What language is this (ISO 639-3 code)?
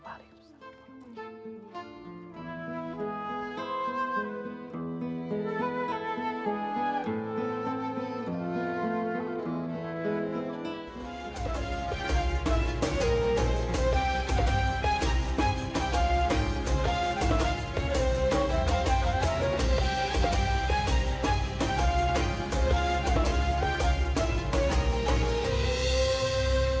ind